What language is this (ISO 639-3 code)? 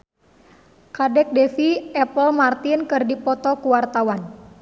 sun